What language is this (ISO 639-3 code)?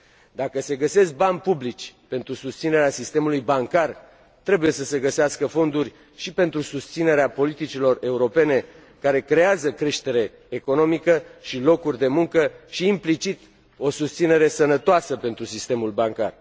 ron